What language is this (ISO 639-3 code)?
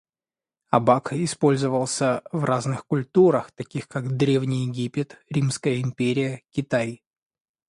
rus